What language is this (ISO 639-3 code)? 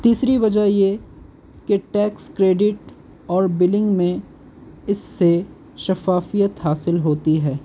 urd